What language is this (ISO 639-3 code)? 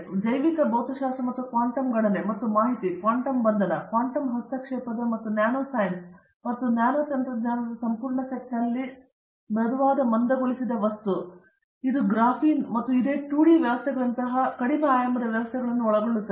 kan